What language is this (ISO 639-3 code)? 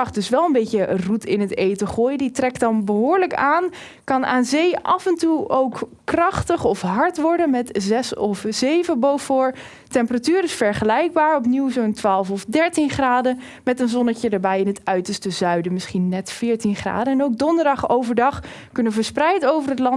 nld